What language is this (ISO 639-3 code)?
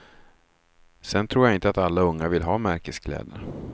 swe